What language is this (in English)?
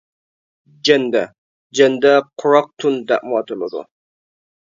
Uyghur